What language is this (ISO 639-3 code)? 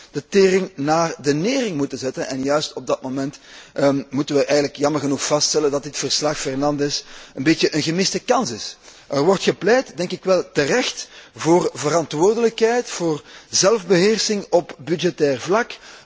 nld